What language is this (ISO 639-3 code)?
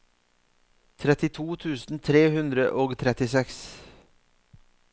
nor